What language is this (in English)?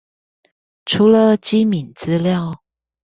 Chinese